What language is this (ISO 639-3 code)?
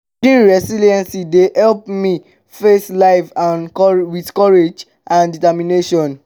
pcm